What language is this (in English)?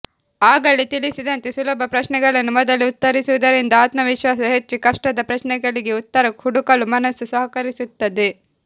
Kannada